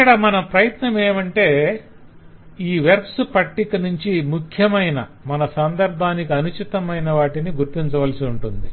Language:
Telugu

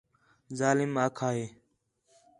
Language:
Khetrani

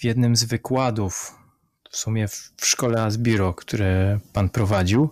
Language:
Polish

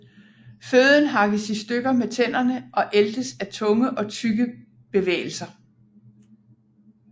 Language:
Danish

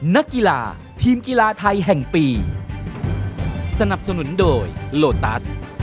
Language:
Thai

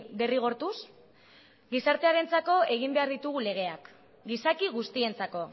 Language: Basque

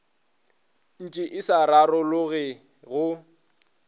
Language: Northern Sotho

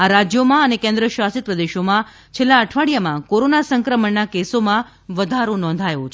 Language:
Gujarati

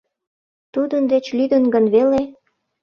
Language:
Mari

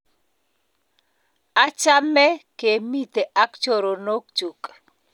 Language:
Kalenjin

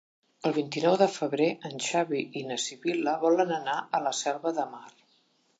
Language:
Catalan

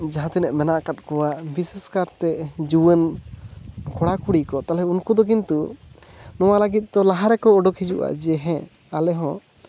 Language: Santali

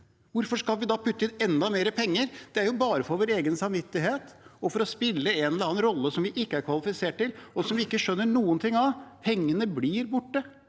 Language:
Norwegian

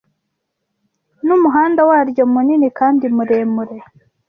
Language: Kinyarwanda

